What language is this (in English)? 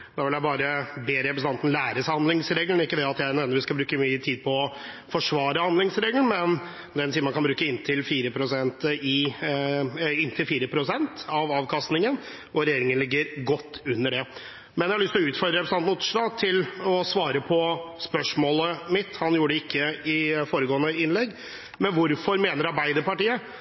Norwegian Bokmål